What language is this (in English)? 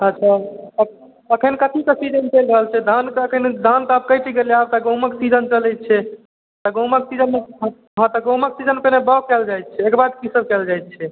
Maithili